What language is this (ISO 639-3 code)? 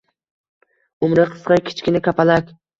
uzb